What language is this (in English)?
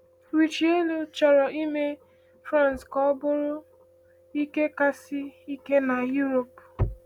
Igbo